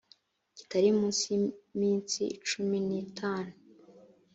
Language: Kinyarwanda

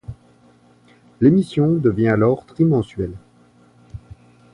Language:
French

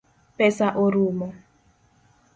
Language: Luo (Kenya and Tanzania)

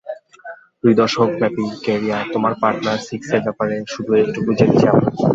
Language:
Bangla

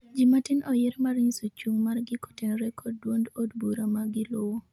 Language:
Luo (Kenya and Tanzania)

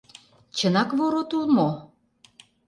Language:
Mari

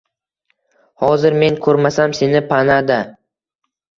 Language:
Uzbek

